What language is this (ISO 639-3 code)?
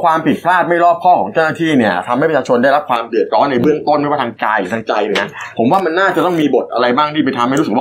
tha